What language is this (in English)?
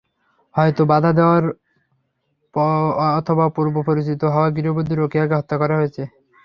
Bangla